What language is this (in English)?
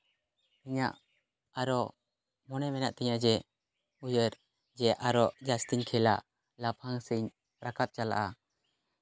Santali